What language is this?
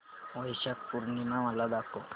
Marathi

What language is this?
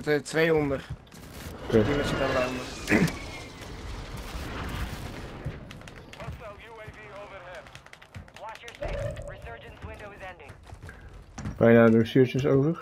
Dutch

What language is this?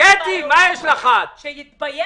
Hebrew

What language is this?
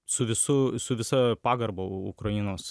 Lithuanian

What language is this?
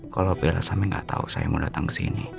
Indonesian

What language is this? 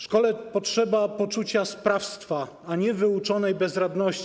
Polish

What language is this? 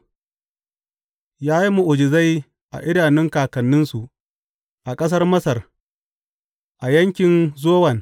Hausa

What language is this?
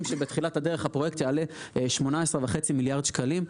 Hebrew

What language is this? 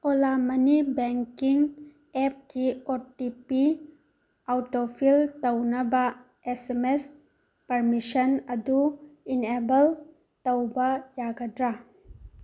Manipuri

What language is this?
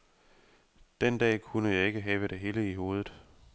Danish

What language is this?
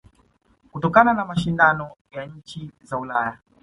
Swahili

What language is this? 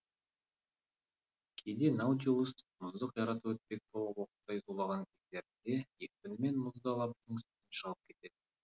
Kazakh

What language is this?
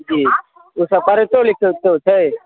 Maithili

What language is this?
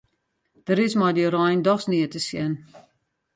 Western Frisian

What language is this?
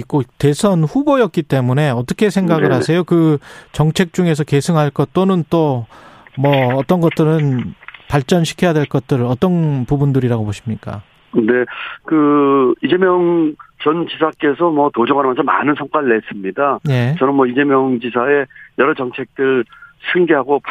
Korean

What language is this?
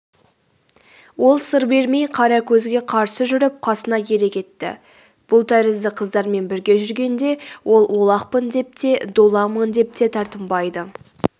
Kazakh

